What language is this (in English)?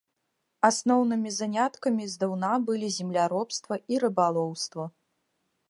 Belarusian